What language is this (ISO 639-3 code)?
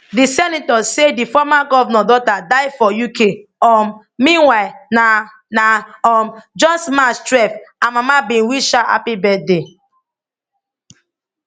pcm